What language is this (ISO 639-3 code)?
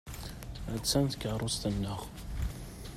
kab